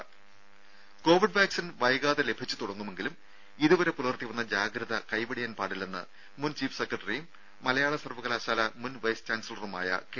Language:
Malayalam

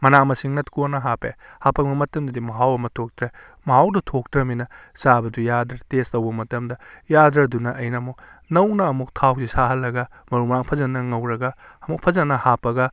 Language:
Manipuri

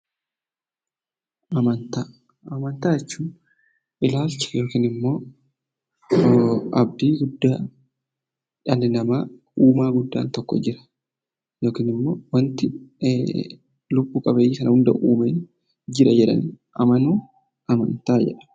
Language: Oromo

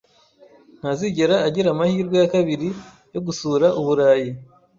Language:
Kinyarwanda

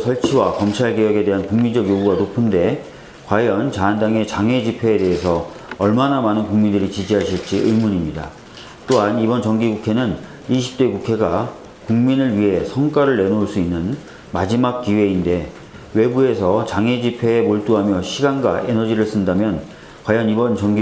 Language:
Korean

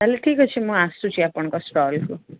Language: Odia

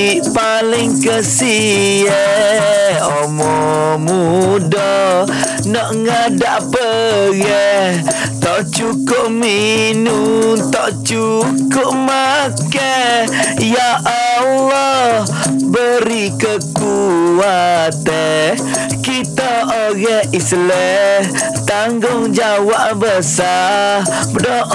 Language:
Malay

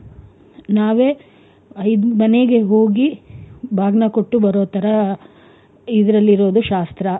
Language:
Kannada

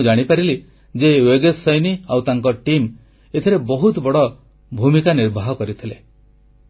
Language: Odia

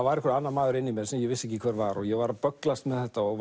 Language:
Icelandic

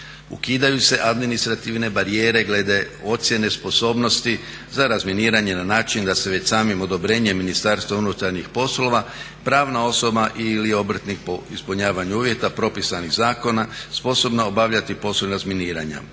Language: Croatian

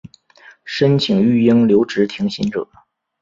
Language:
Chinese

